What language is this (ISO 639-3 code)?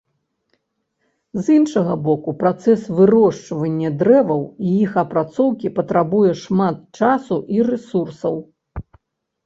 bel